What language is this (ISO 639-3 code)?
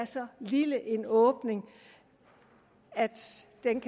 dan